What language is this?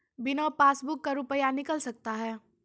Maithili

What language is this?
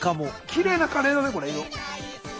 Japanese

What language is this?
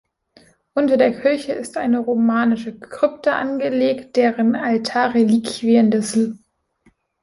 German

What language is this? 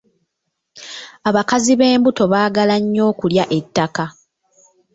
Ganda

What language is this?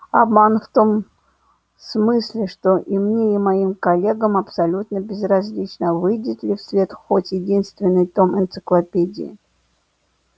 Russian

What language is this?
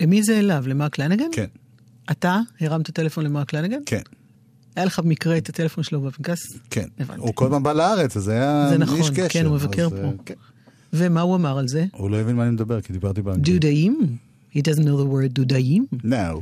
Hebrew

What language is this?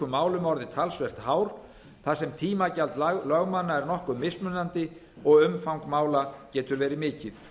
Icelandic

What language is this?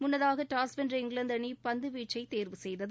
Tamil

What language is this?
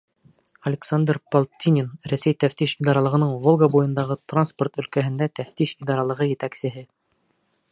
Bashkir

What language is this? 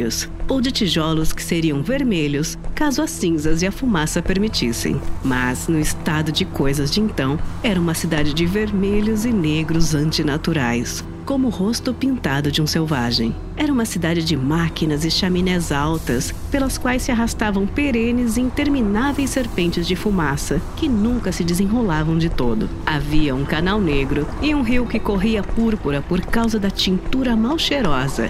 Portuguese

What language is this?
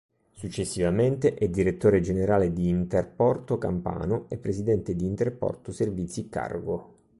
Italian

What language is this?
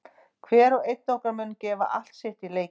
Icelandic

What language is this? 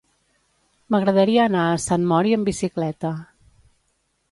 Catalan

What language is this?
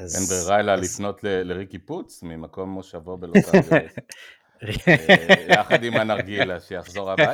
Hebrew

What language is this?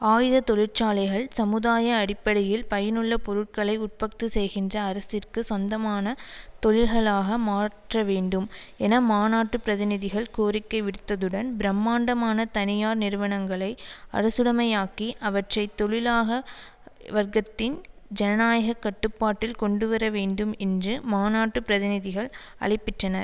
Tamil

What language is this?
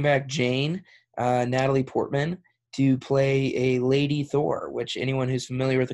English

